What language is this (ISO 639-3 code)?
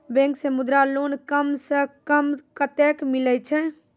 mai